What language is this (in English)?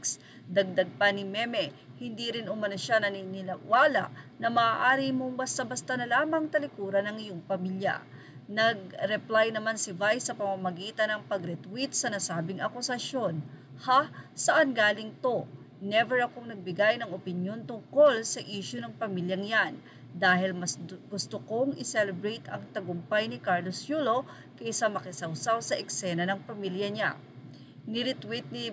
Filipino